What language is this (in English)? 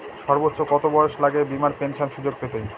Bangla